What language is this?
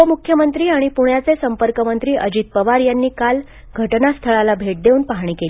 Marathi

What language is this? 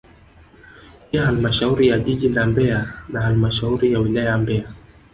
Swahili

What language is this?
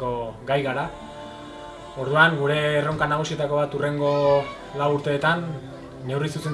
Italian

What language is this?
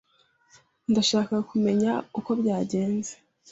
Kinyarwanda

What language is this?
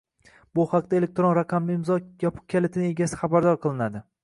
Uzbek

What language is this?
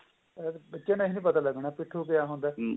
Punjabi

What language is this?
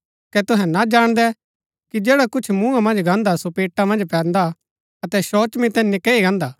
Gaddi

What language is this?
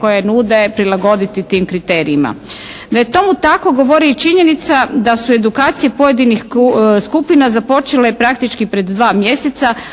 Croatian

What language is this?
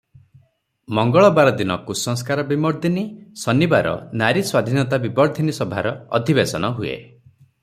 Odia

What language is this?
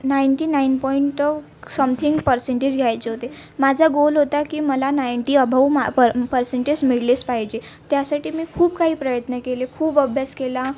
Marathi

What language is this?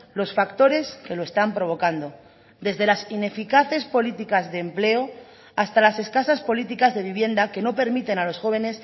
Spanish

